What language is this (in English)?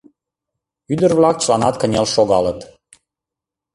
Mari